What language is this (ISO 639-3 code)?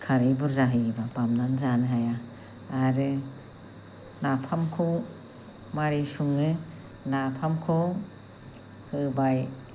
brx